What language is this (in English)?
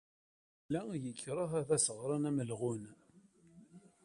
Kabyle